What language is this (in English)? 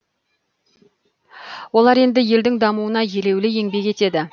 Kazakh